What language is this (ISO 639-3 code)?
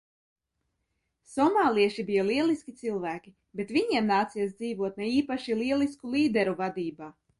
lav